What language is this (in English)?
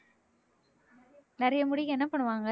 Tamil